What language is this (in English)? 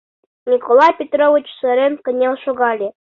Mari